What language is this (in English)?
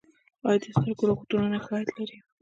Pashto